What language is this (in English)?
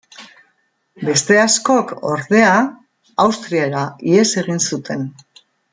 Basque